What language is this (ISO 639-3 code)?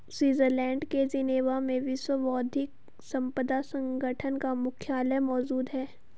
hin